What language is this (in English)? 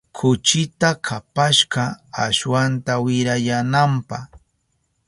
Southern Pastaza Quechua